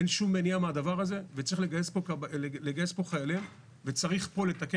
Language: Hebrew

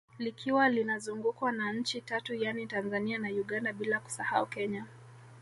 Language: Swahili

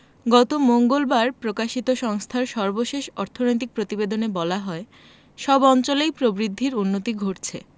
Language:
Bangla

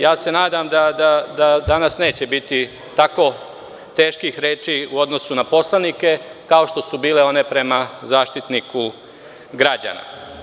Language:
Serbian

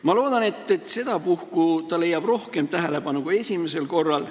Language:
Estonian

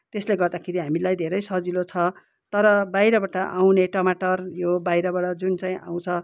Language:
Nepali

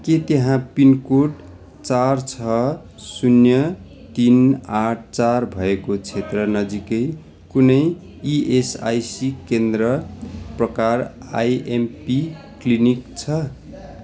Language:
Nepali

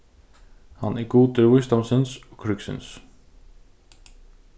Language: Faroese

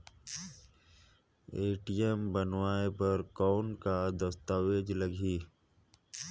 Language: Chhattisgarhi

